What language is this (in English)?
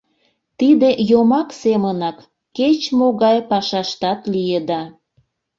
Mari